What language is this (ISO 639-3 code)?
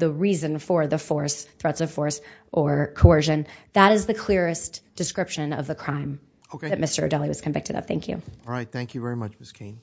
eng